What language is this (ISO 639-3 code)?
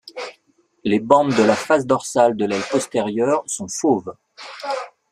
fra